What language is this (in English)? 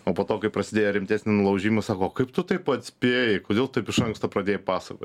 Lithuanian